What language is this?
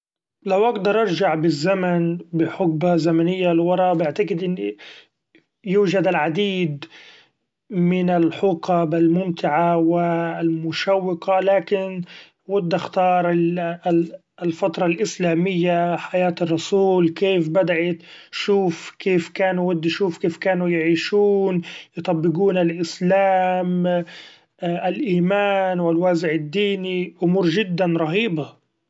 Gulf Arabic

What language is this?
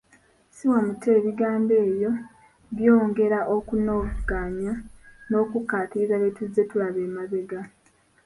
Ganda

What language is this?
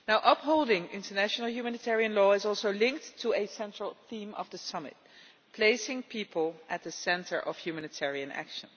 English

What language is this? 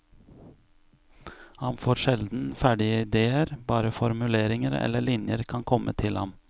Norwegian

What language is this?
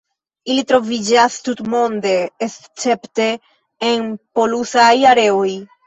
Esperanto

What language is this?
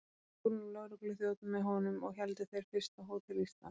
Icelandic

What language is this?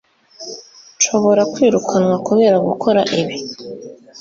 Kinyarwanda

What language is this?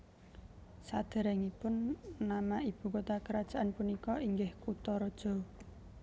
Javanese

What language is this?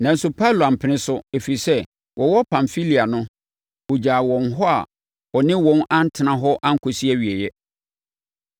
Akan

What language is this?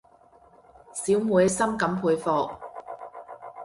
Cantonese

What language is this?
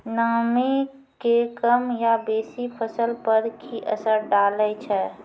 Maithili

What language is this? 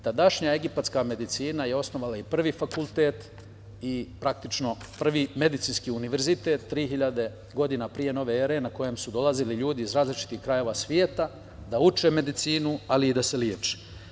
Serbian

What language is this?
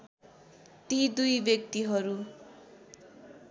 Nepali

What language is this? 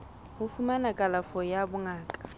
Southern Sotho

